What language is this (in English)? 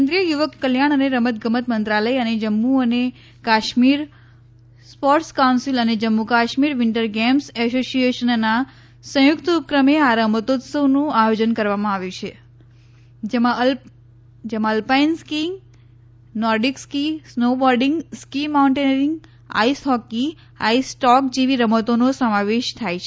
Gujarati